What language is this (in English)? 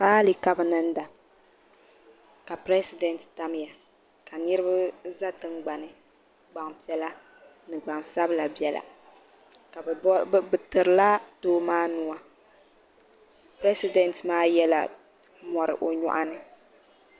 Dagbani